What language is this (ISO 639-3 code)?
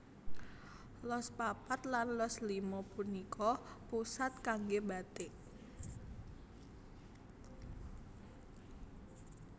jav